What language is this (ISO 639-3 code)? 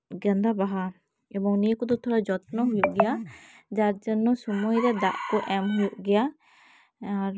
sat